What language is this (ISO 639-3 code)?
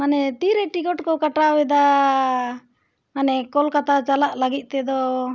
sat